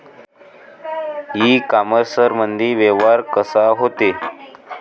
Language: Marathi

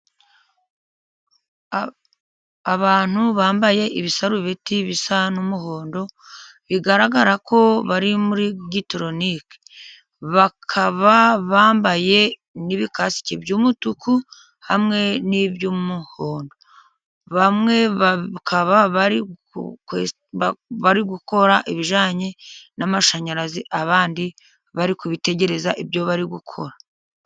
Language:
Kinyarwanda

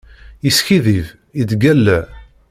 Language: Kabyle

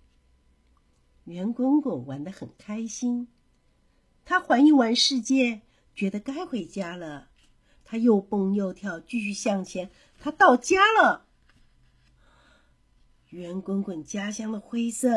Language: Chinese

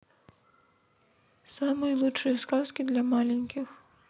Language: Russian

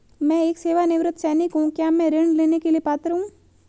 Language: Hindi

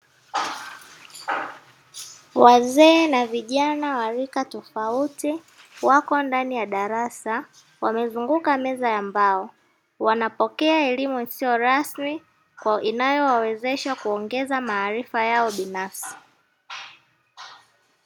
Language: Swahili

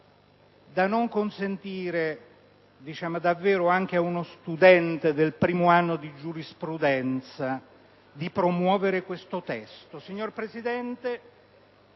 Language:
Italian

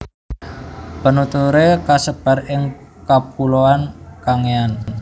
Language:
Javanese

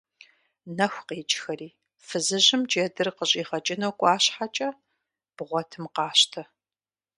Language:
Kabardian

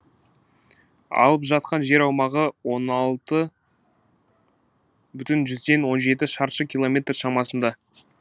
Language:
Kazakh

